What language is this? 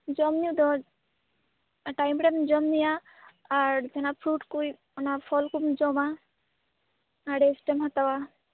Santali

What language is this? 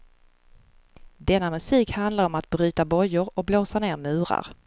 Swedish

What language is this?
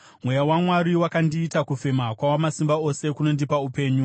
Shona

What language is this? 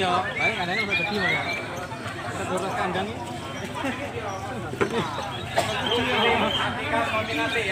Indonesian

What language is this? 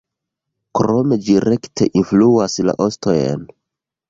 Esperanto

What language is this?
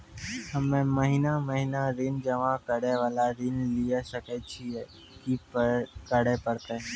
Maithili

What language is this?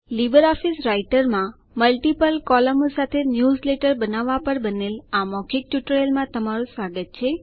Gujarati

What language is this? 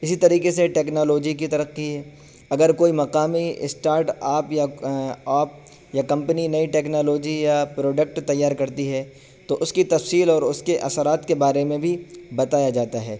Urdu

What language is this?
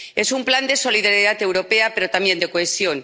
Spanish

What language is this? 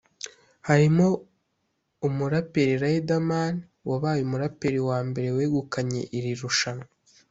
Kinyarwanda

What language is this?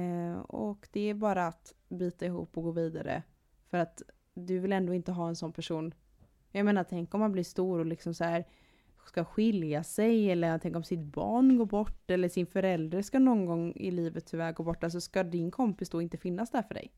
Swedish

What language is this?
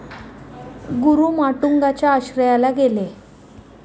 Marathi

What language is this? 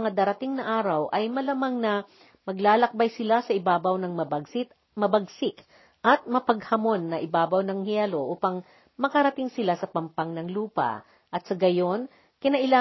Filipino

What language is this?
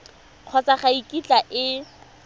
Tswana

